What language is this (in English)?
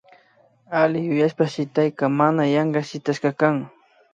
Imbabura Highland Quichua